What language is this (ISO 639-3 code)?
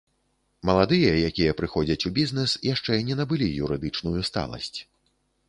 bel